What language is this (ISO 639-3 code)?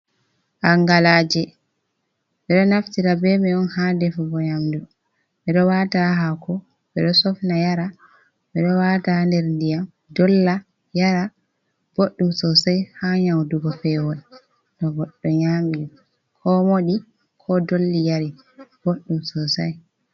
ful